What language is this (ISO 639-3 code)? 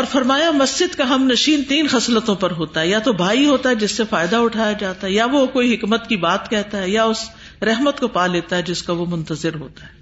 urd